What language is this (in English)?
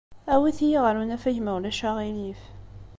Kabyle